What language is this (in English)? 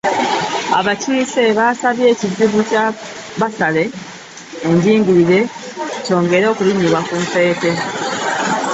Ganda